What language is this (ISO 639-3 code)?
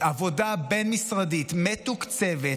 heb